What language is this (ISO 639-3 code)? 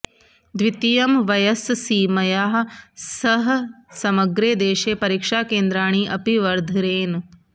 san